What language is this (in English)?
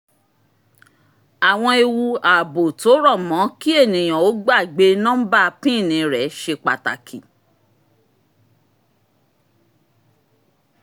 Yoruba